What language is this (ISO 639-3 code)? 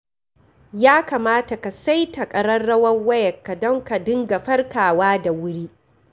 hau